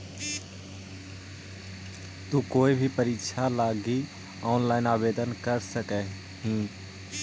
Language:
Magahi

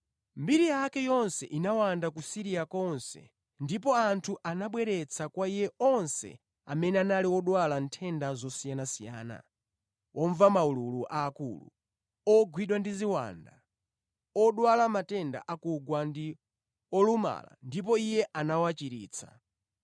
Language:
Nyanja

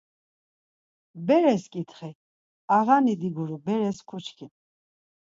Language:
Laz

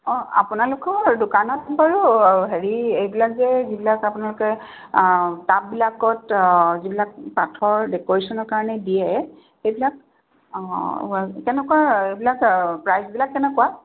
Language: Assamese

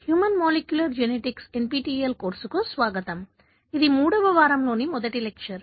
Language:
Telugu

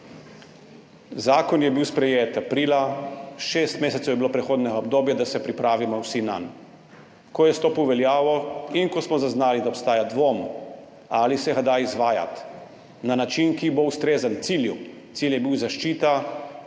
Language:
Slovenian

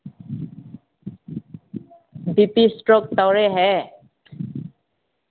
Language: Manipuri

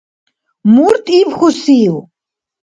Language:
Dargwa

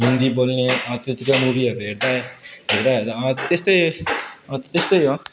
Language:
Nepali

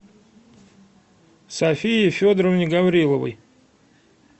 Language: Russian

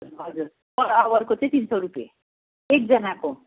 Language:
Nepali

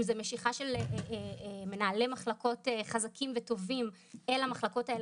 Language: Hebrew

